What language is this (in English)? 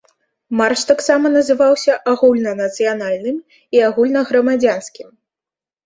Belarusian